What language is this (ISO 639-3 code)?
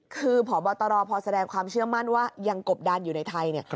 tha